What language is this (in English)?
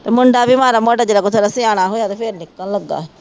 Punjabi